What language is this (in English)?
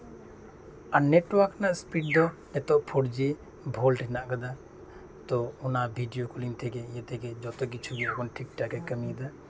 Santali